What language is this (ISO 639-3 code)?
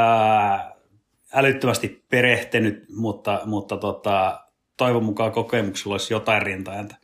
fin